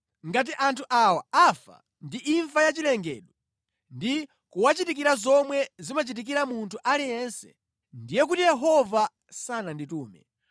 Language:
Nyanja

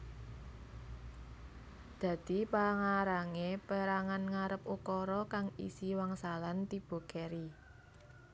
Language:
Javanese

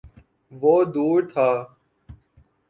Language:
Urdu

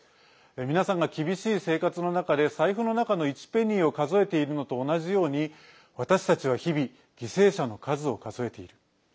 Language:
Japanese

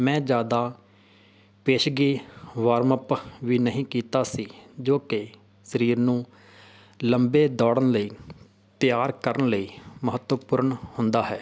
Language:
Punjabi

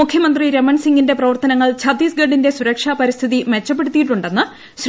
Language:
Malayalam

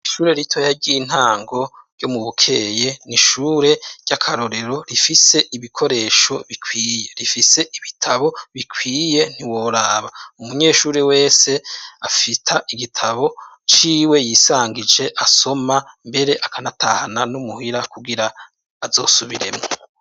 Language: Rundi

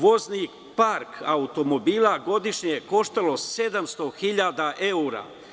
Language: Serbian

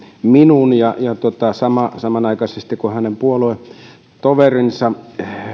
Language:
Finnish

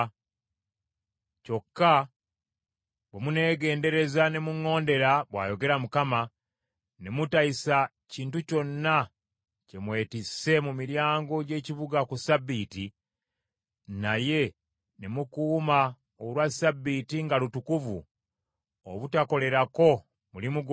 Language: Ganda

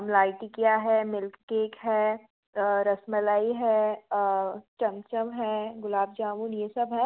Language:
Hindi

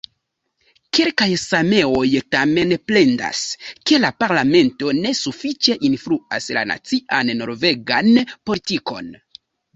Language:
Esperanto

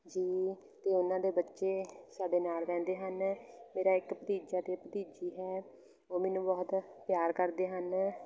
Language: Punjabi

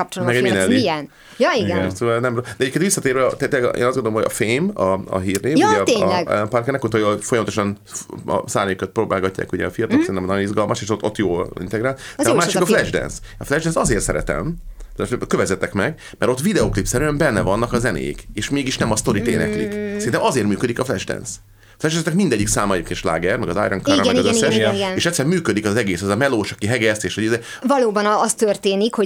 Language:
Hungarian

